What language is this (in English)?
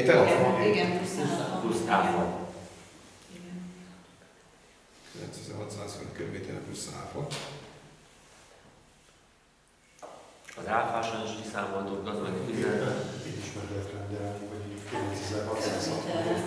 Hungarian